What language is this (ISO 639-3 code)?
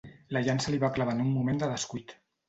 cat